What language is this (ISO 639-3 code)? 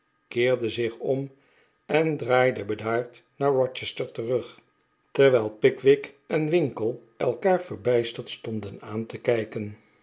nld